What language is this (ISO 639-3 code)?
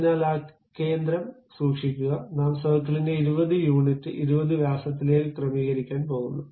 mal